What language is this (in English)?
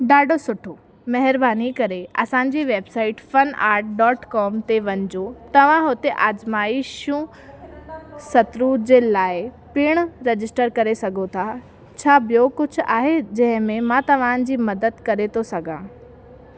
Sindhi